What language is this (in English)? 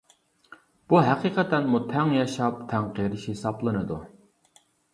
Uyghur